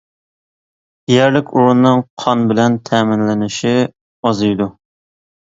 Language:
Uyghur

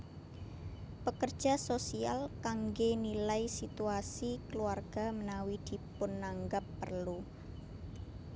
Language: Javanese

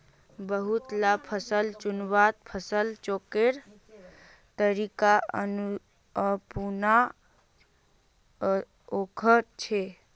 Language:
Magahi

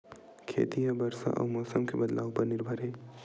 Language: Chhattisgarhi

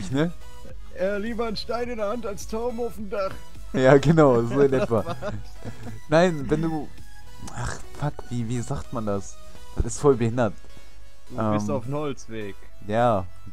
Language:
German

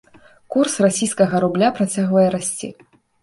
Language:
Belarusian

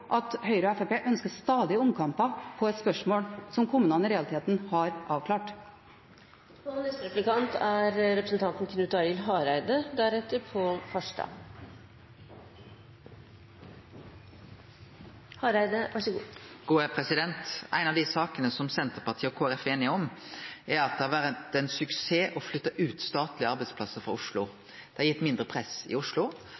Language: Norwegian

